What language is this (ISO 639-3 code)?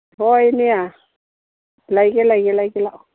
mni